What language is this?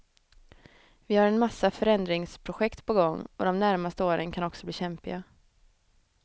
Swedish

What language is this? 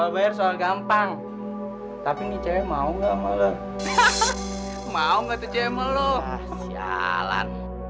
Indonesian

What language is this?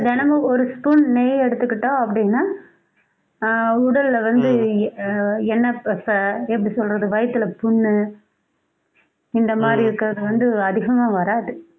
Tamil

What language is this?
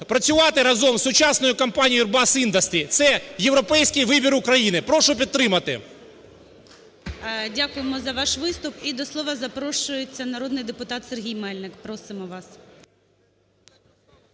Ukrainian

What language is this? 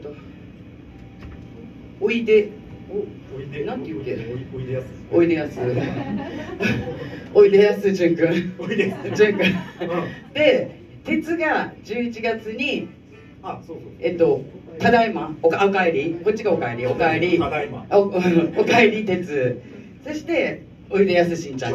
Japanese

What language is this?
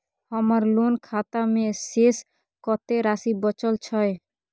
Maithili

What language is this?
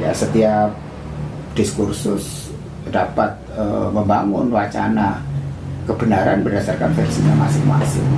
Indonesian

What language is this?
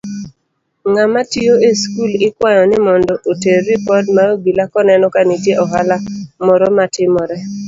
Luo (Kenya and Tanzania)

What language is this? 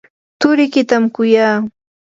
Yanahuanca Pasco Quechua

